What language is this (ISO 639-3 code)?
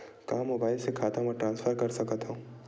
hne